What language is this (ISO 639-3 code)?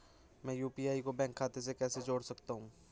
hin